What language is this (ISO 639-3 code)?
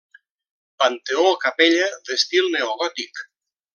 cat